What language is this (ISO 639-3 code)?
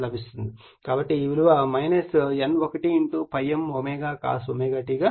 tel